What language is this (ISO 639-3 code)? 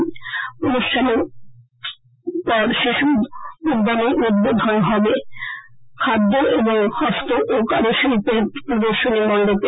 ben